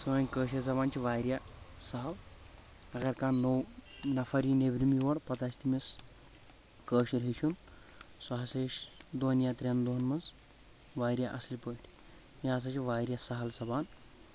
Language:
Kashmiri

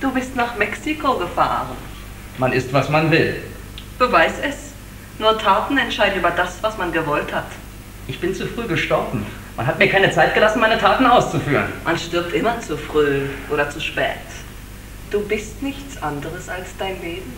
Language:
German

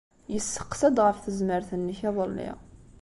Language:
Kabyle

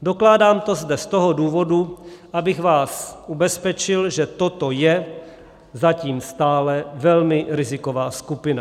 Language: Czech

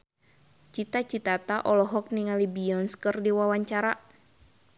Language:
Sundanese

